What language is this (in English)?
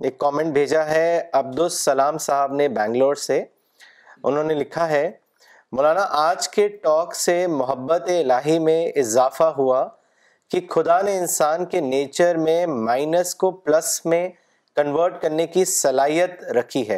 Urdu